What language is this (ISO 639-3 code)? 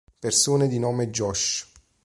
ita